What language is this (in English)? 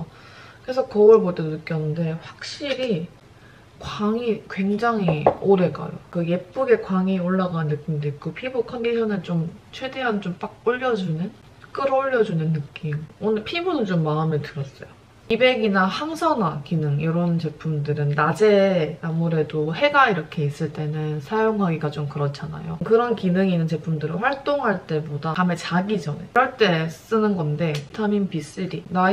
Korean